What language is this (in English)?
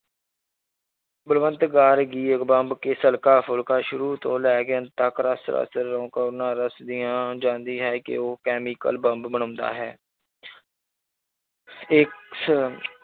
Punjabi